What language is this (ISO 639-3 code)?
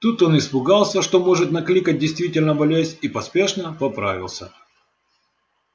rus